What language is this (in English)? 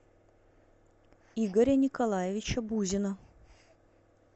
Russian